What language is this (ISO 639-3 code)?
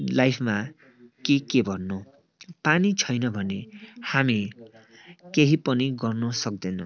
nep